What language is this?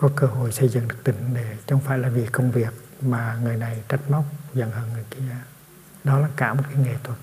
Vietnamese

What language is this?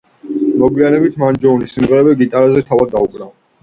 Georgian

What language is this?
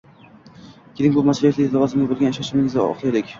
Uzbek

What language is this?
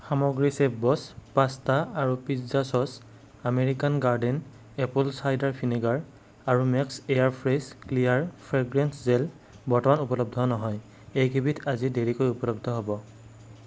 Assamese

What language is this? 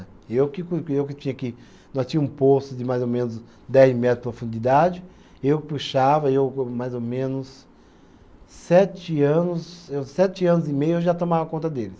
Portuguese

